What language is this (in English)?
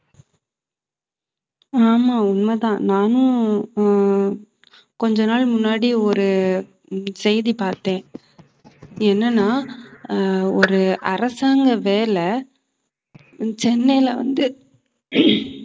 Tamil